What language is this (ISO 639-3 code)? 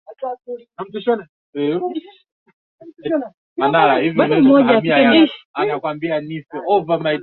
swa